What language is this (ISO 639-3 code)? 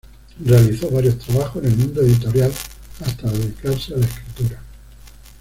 spa